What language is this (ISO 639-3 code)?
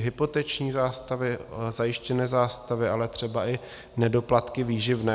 ces